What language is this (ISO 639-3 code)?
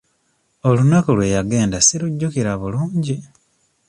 lug